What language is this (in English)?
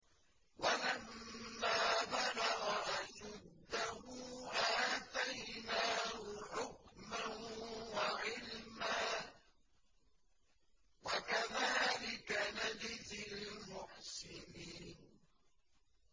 Arabic